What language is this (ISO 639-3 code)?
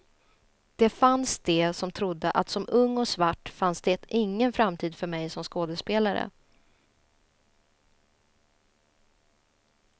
swe